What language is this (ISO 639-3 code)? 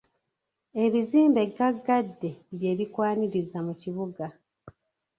lug